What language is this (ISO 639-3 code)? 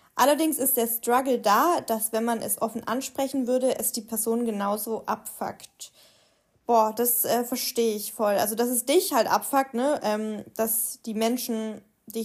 deu